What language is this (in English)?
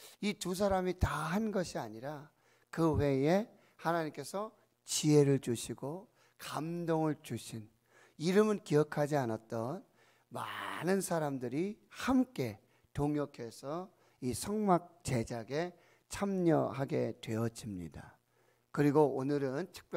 Korean